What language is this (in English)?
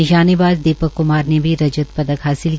Hindi